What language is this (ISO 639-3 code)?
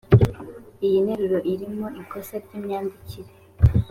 kin